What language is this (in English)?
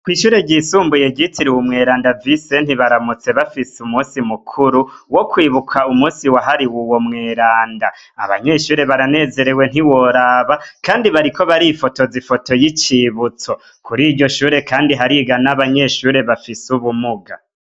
Rundi